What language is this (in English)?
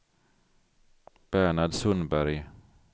Swedish